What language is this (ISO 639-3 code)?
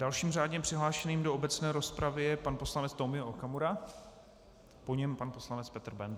ces